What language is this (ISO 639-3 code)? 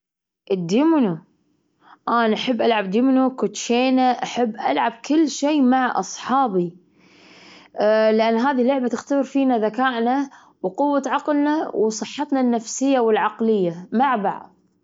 afb